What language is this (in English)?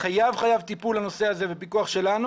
Hebrew